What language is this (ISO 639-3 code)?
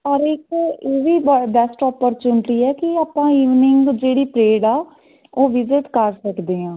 pan